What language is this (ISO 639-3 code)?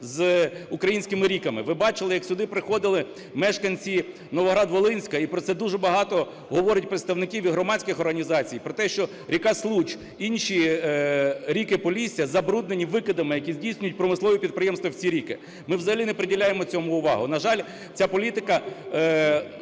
ukr